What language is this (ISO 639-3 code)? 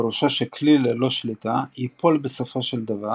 heb